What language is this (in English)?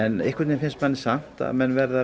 Icelandic